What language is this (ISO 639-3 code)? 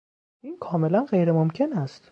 fas